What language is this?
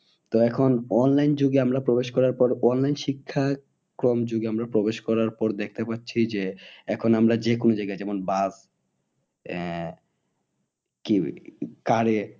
Bangla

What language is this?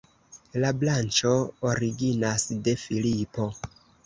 Esperanto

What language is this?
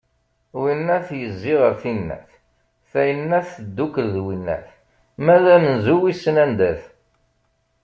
Kabyle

